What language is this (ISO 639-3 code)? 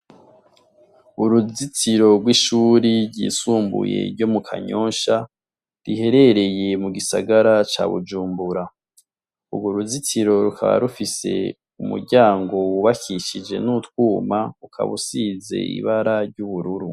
run